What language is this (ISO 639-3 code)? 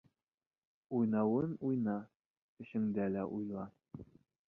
bak